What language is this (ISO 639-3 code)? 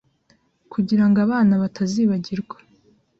kin